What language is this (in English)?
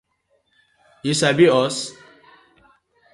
Nigerian Pidgin